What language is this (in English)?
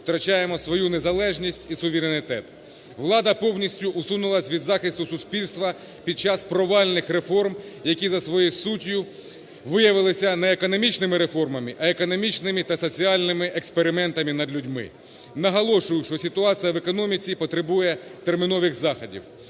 Ukrainian